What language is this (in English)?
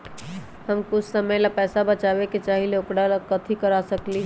Magahi